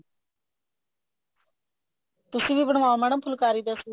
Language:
Punjabi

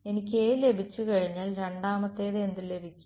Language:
Malayalam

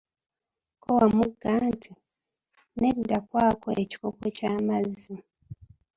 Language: Ganda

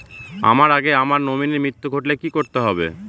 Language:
Bangla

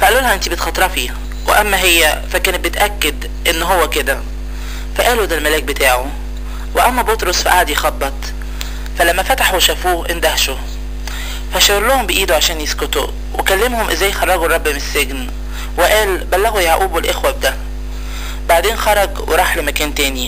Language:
Arabic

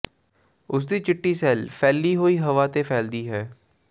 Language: Punjabi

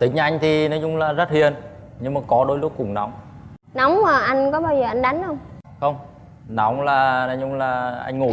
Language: Vietnamese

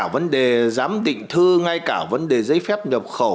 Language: Vietnamese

